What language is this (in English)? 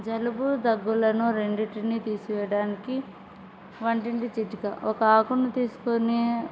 Telugu